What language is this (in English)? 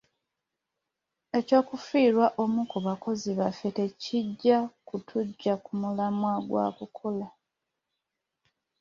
Ganda